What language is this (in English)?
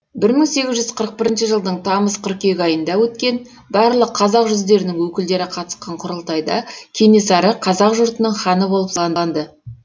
Kazakh